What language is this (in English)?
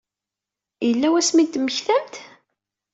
Kabyle